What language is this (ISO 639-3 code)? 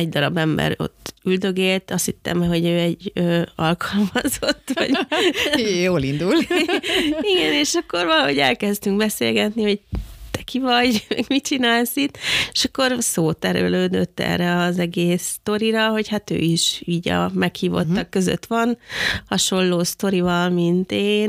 hun